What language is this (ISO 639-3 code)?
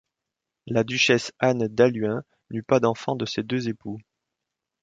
fra